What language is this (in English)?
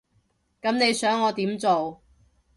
Cantonese